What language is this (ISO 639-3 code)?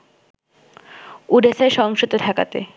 ben